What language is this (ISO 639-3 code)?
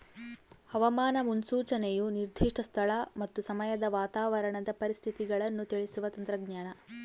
kan